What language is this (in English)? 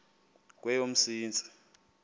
Xhosa